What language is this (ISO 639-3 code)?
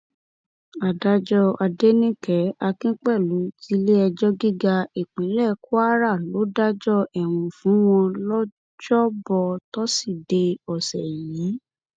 yor